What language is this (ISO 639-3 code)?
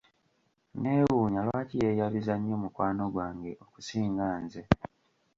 lug